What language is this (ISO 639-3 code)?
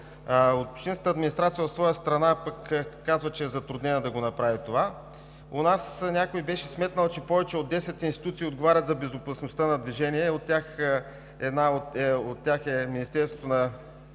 bul